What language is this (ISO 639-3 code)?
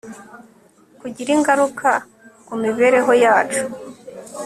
kin